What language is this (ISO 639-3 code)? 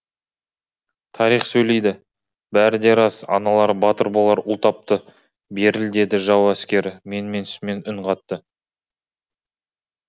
kaz